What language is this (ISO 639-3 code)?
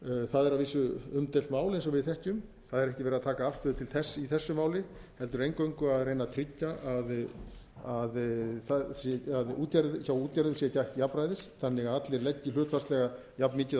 isl